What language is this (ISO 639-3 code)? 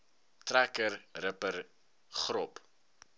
afr